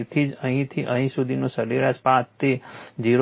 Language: Gujarati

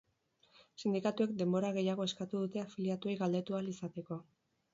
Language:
Basque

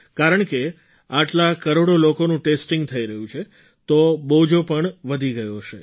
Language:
Gujarati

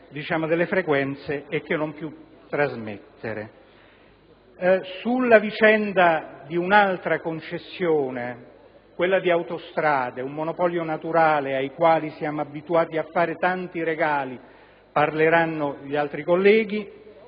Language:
Italian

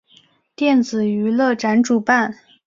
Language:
Chinese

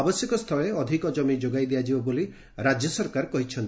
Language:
Odia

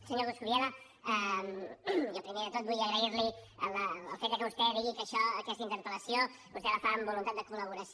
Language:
Catalan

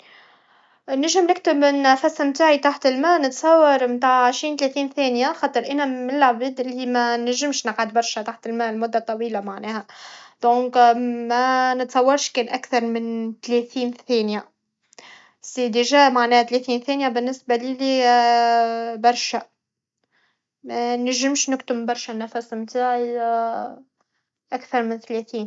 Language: Tunisian Arabic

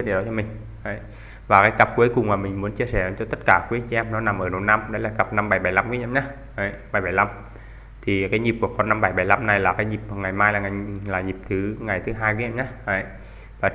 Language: Vietnamese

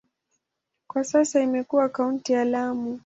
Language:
Swahili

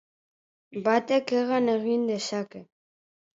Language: Basque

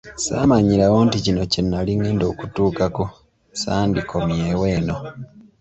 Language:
Ganda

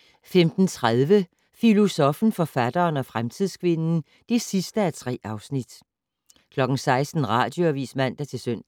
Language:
Danish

